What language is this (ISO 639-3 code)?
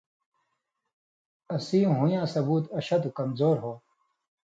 mvy